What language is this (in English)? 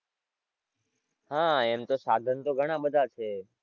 Gujarati